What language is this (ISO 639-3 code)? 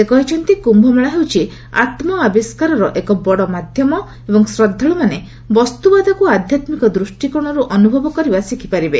ori